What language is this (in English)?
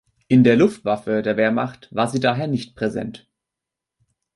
German